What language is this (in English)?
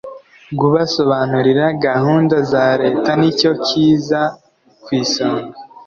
Kinyarwanda